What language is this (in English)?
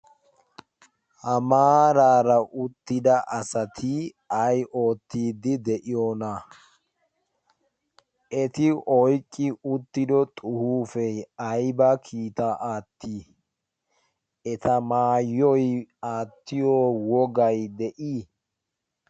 Wolaytta